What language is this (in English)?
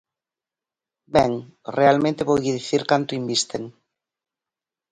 Galician